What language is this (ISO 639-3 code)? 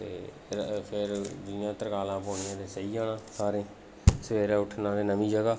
doi